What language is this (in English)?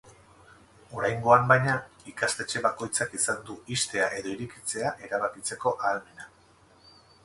Basque